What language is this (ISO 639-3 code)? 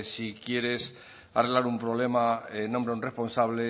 spa